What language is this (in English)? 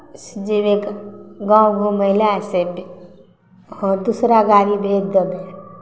Maithili